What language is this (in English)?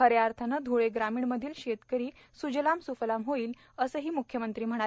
Marathi